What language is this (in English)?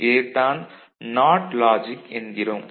Tamil